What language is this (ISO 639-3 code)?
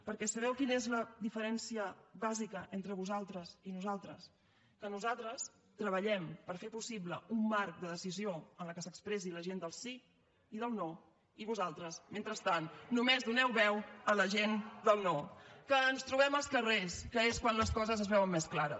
cat